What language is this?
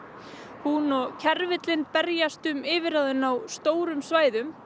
Icelandic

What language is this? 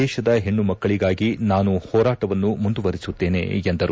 Kannada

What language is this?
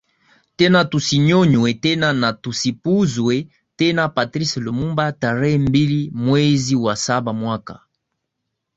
Swahili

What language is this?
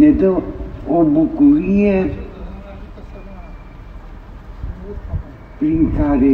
Romanian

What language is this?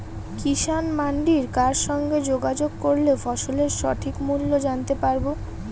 Bangla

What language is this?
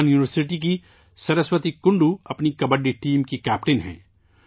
Urdu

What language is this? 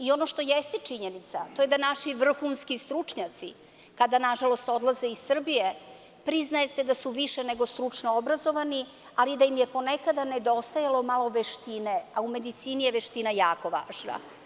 Serbian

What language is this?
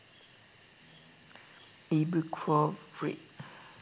Sinhala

